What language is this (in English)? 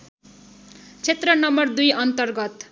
Nepali